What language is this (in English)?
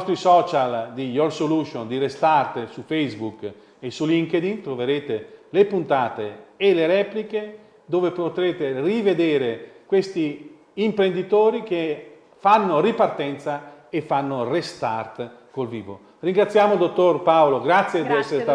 Italian